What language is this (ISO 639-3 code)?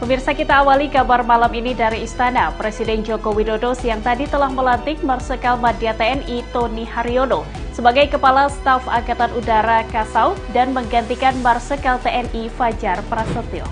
ind